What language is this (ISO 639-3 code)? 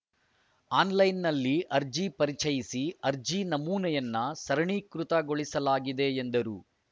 kan